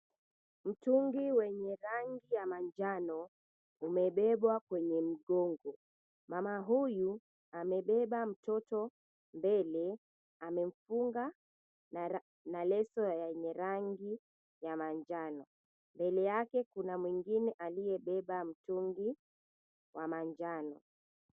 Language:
Swahili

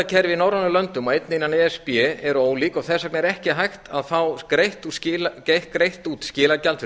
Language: Icelandic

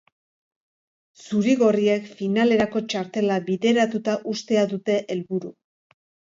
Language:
Basque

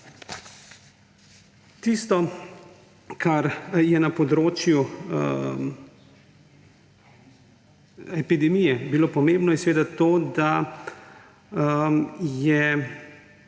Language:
Slovenian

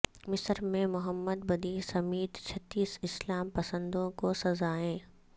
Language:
Urdu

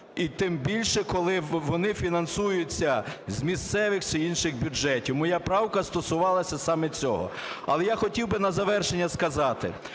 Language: Ukrainian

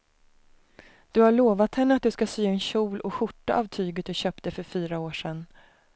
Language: Swedish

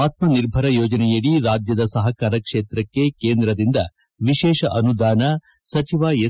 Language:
Kannada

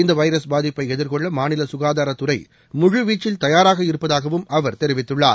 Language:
Tamil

